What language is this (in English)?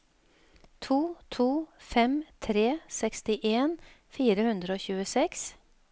Norwegian